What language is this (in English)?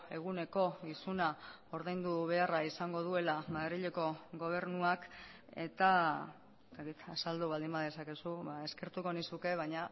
Basque